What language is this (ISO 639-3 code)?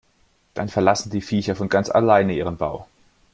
deu